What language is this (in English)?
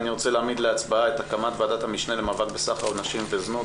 Hebrew